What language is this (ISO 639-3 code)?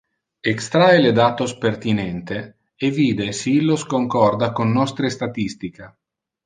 ina